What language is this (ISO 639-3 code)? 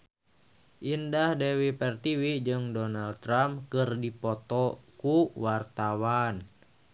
sun